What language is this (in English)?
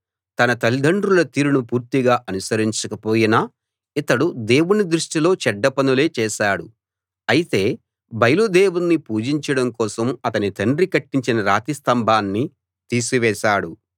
Telugu